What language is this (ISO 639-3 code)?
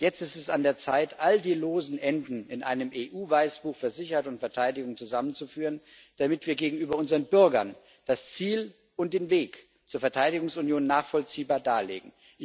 deu